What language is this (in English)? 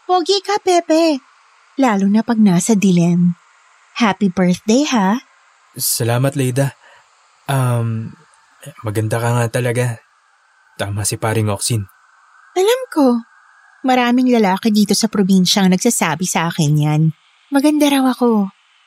Filipino